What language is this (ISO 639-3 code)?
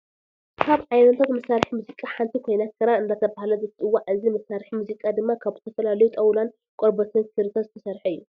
tir